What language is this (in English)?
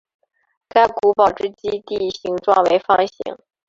Chinese